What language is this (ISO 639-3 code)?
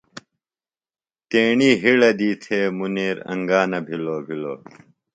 phl